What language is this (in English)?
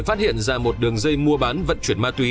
Vietnamese